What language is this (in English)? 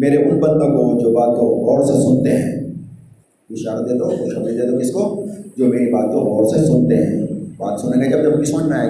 Urdu